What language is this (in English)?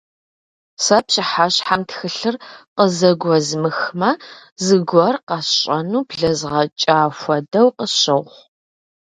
Kabardian